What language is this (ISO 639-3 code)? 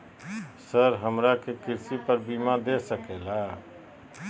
mag